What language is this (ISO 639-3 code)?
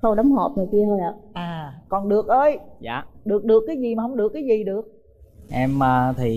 vie